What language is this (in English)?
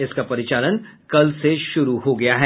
Hindi